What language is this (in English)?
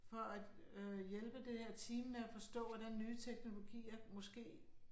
Danish